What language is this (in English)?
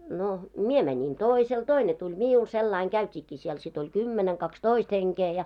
Finnish